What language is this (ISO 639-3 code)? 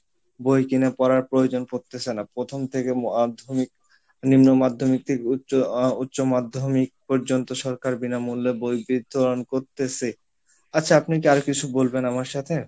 ben